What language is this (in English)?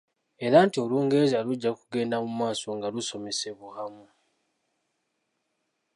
Ganda